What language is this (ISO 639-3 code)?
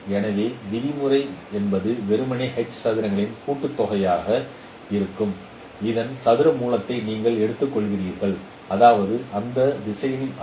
tam